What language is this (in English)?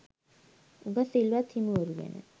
Sinhala